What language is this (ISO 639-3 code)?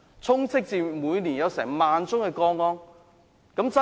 yue